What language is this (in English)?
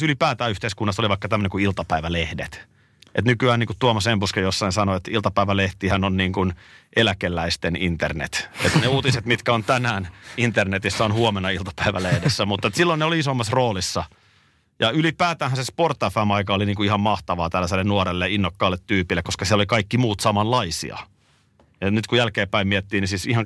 Finnish